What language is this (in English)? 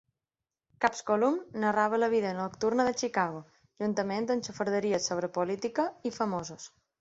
Catalan